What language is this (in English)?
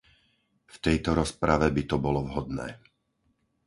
Slovak